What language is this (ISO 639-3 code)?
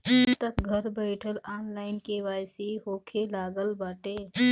bho